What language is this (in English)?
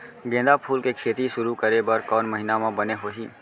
Chhattisgarhi